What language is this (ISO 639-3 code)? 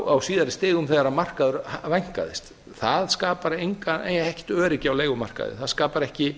isl